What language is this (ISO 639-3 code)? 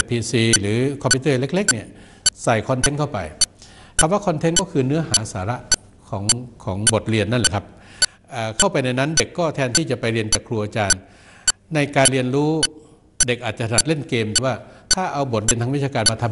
tha